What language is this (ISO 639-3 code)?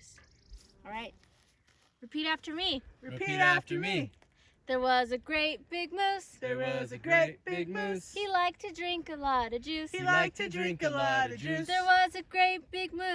eng